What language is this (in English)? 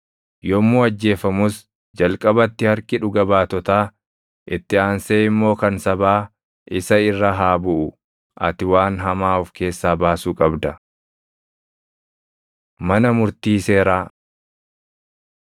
Oromo